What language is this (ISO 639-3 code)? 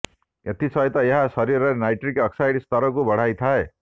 ori